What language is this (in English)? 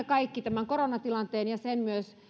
Finnish